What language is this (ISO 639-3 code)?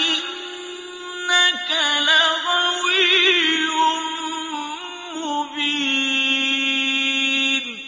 ara